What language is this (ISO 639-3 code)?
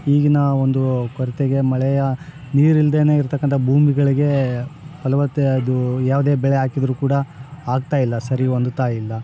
kan